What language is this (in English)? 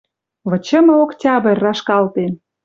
Western Mari